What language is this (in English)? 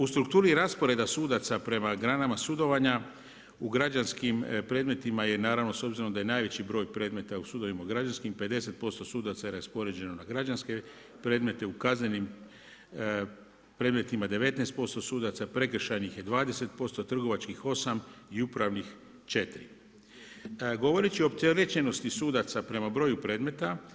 Croatian